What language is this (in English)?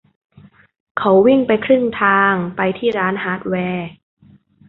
Thai